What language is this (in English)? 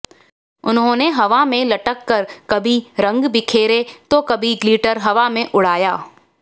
Hindi